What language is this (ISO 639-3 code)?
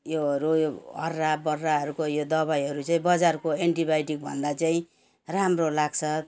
nep